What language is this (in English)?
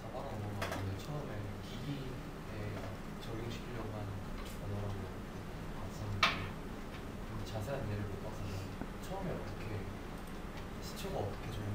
Korean